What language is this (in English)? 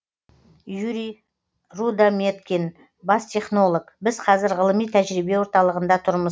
Kazakh